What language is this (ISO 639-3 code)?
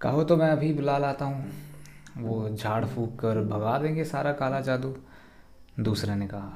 hin